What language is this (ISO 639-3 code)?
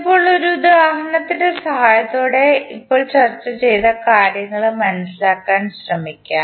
mal